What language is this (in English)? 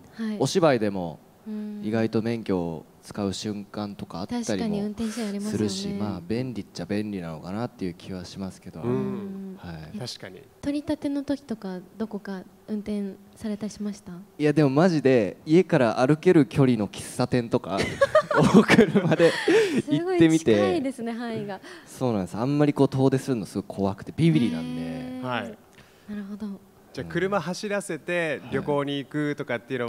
Japanese